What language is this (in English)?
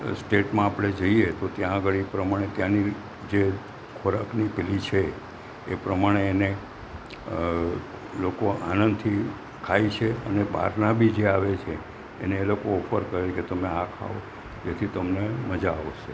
Gujarati